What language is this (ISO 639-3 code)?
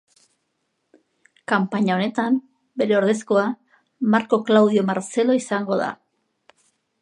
eus